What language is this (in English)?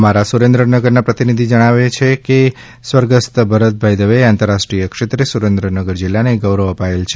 Gujarati